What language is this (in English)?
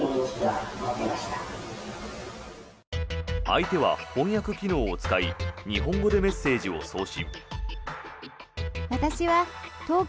Japanese